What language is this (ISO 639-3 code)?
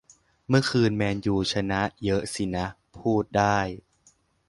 tha